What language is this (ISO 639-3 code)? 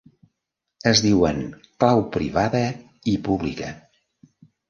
cat